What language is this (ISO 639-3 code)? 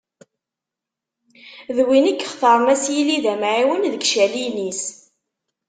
kab